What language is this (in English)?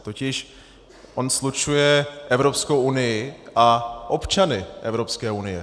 Czech